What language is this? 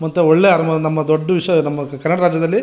Kannada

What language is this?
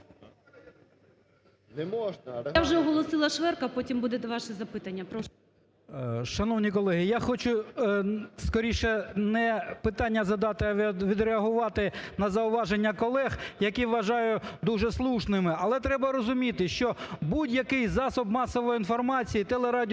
Ukrainian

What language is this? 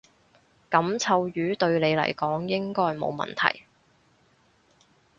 Cantonese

